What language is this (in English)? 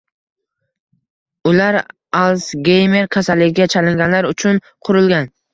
Uzbek